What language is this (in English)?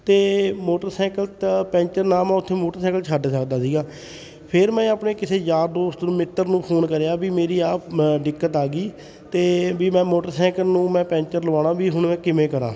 Punjabi